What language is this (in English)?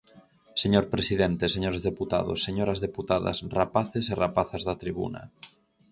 Galician